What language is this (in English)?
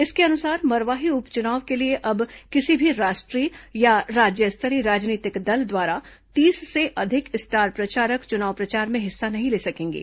Hindi